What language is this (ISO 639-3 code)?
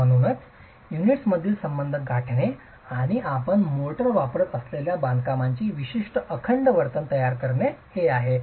mar